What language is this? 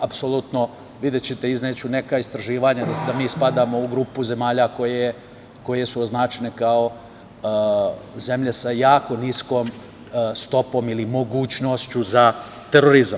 Serbian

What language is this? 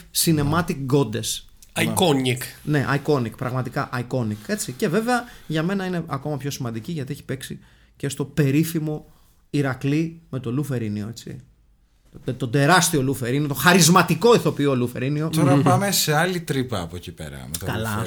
Greek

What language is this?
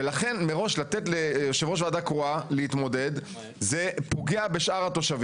Hebrew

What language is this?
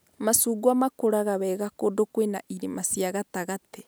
Kikuyu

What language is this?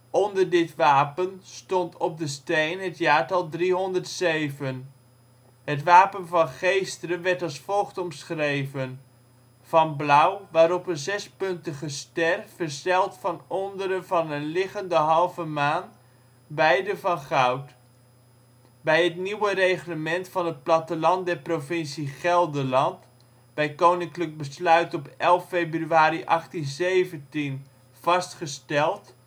Dutch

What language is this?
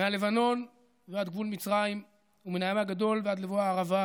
Hebrew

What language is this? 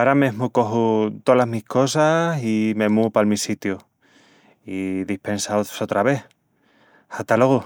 Extremaduran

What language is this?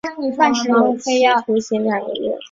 Chinese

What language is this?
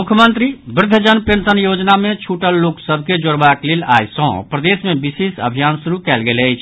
Maithili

